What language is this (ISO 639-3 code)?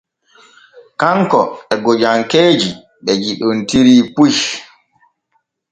fue